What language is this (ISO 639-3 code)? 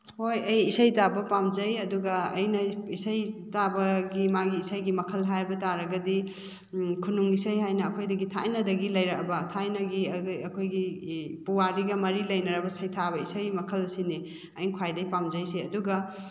mni